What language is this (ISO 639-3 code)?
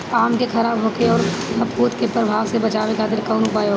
bho